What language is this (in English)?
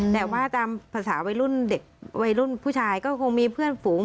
Thai